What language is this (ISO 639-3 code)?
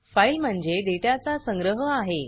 mar